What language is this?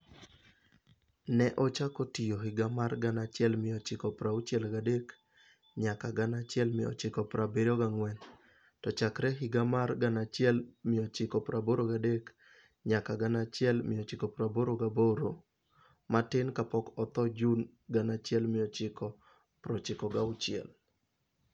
Luo (Kenya and Tanzania)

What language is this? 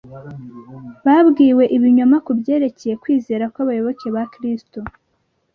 Kinyarwanda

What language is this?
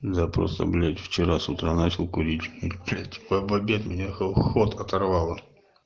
Russian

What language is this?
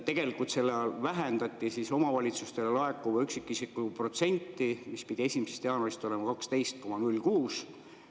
Estonian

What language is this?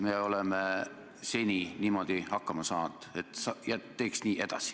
Estonian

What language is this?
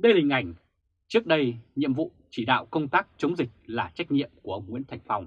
Vietnamese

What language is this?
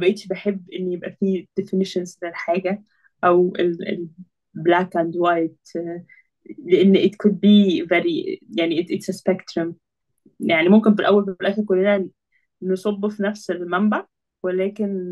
Arabic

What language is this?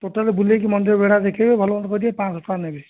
Odia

